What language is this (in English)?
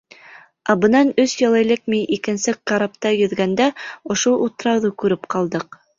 Bashkir